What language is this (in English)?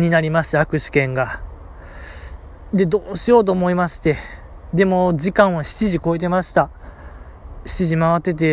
Japanese